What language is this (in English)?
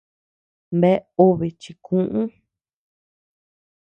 Tepeuxila Cuicatec